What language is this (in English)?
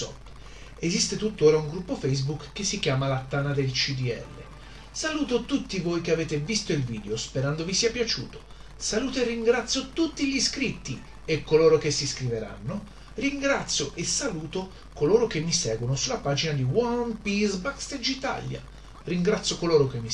Italian